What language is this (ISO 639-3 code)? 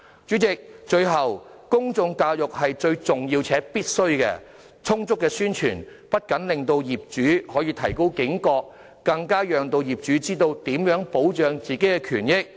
yue